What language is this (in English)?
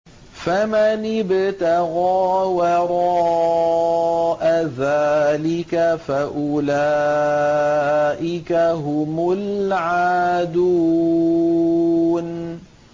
Arabic